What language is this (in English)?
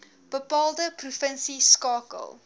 Afrikaans